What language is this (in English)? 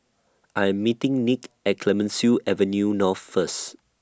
English